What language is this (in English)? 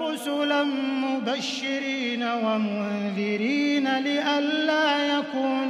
Arabic